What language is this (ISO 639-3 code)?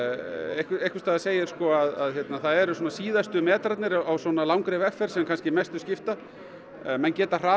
isl